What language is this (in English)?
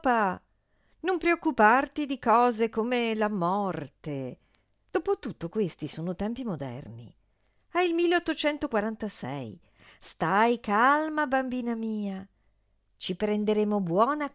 Italian